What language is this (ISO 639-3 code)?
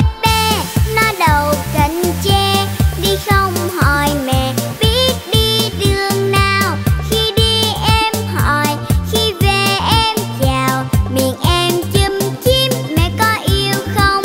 tha